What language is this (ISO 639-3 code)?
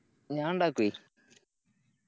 mal